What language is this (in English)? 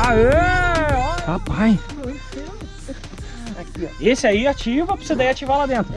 Portuguese